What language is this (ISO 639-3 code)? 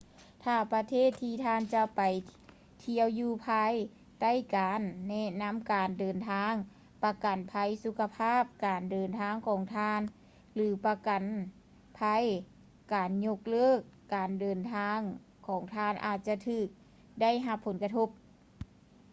lao